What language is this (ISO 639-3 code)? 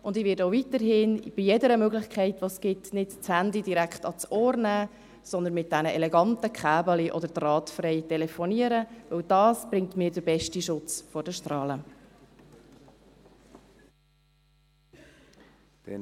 gsw